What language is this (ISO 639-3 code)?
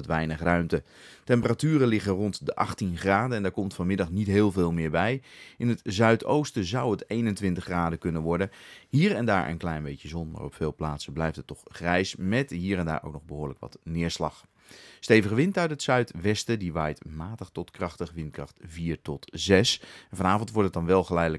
nld